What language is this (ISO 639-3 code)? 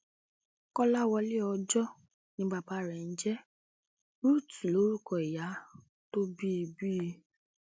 yor